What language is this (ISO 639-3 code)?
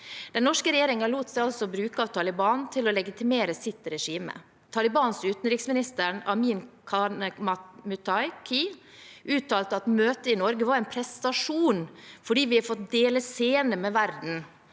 nor